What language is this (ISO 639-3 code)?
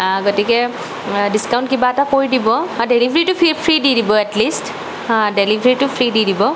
asm